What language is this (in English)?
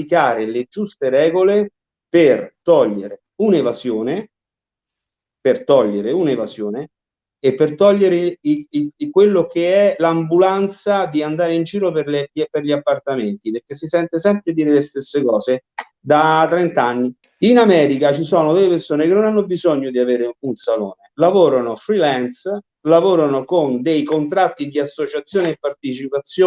Italian